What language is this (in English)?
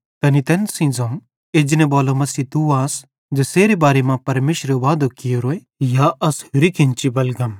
Bhadrawahi